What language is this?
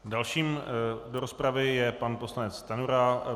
Czech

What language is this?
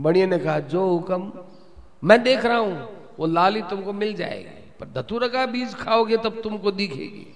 Hindi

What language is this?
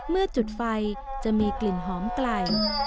Thai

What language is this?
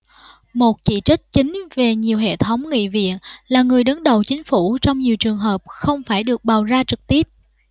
Vietnamese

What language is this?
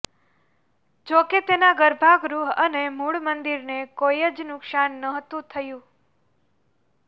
Gujarati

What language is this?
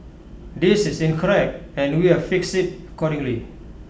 English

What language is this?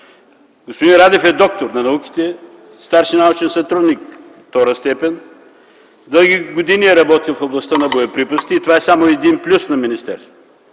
Bulgarian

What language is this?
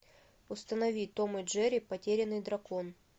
Russian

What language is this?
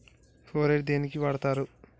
Telugu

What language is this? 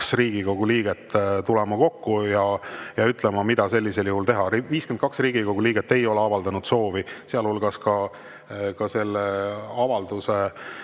Estonian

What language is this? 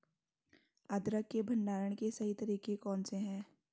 Hindi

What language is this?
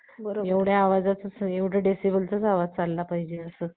Marathi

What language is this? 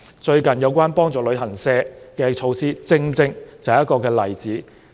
Cantonese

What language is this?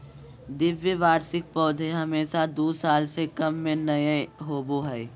Magahi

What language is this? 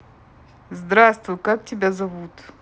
Russian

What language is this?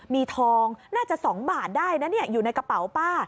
Thai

